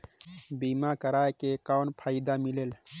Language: Chhattisgarhi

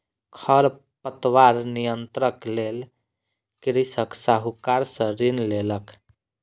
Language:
Maithili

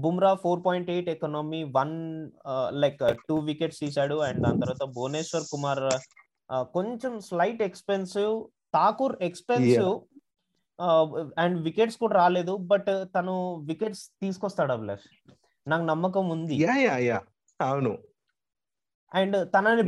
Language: Telugu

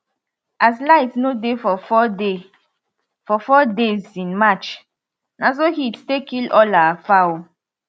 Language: Nigerian Pidgin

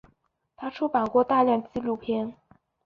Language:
Chinese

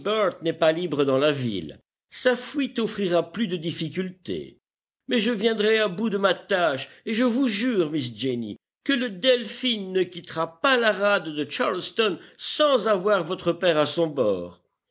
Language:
French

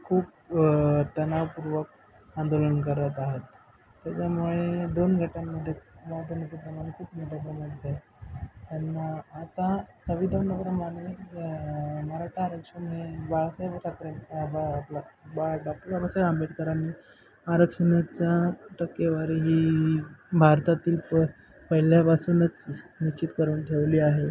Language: Marathi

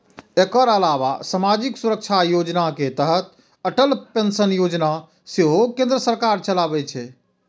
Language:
Maithili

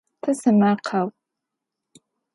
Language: Adyghe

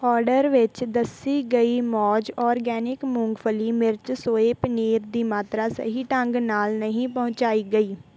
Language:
Punjabi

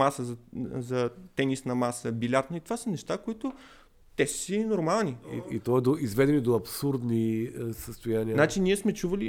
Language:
Bulgarian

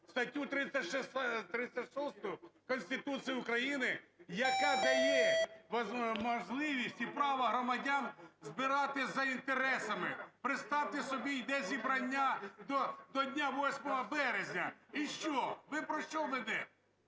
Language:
Ukrainian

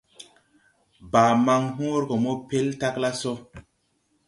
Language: Tupuri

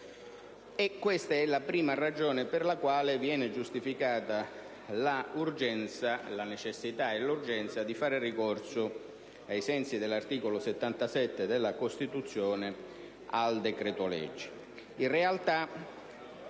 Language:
Italian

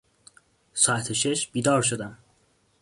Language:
Persian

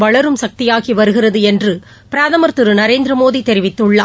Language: Tamil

